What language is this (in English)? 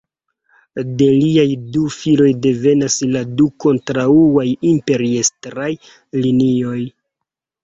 Esperanto